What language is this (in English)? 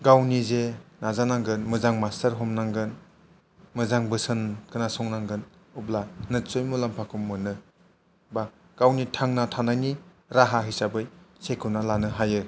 Bodo